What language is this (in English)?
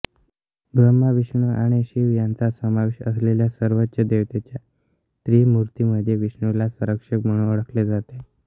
Marathi